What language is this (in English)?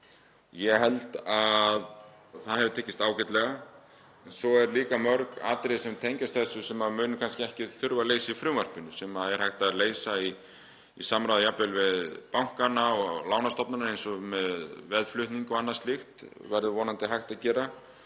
Icelandic